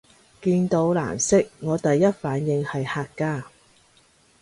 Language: Cantonese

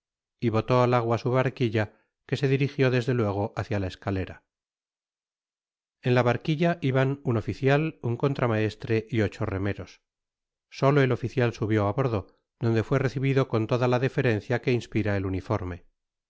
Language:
Spanish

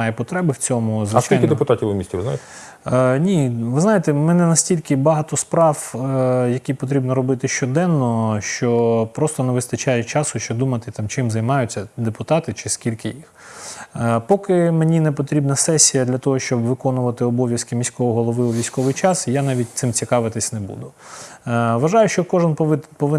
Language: Ukrainian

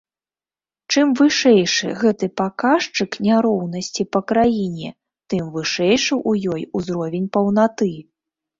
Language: Belarusian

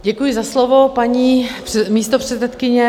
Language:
Czech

